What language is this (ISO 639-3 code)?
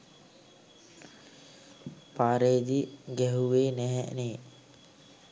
sin